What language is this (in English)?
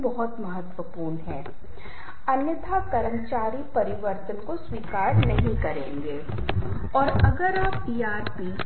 Hindi